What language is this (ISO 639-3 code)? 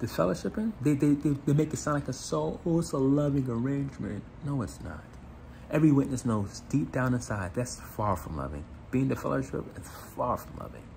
eng